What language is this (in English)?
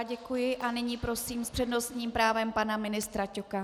Czech